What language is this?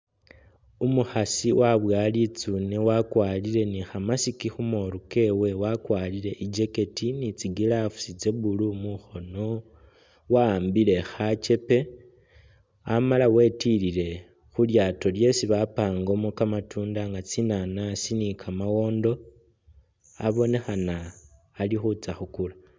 Masaaba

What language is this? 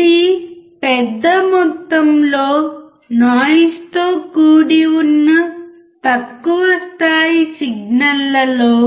Telugu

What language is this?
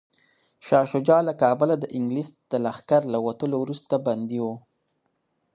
Pashto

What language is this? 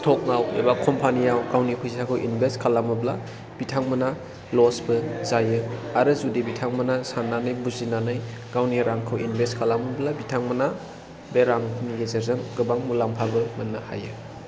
Bodo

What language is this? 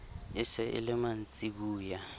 Southern Sotho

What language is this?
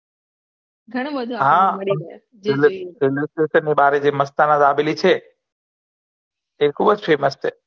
Gujarati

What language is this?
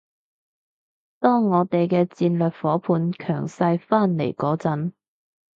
Cantonese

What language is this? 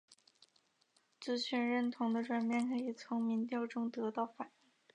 Chinese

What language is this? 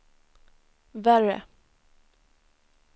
Swedish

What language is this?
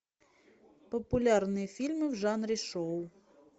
Russian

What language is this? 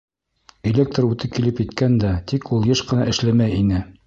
Bashkir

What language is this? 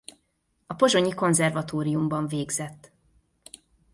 Hungarian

